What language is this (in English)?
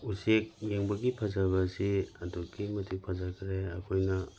Manipuri